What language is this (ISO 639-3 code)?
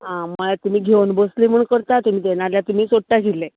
kok